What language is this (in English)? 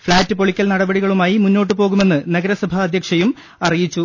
Malayalam